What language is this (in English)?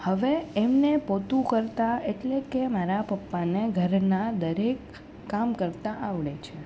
Gujarati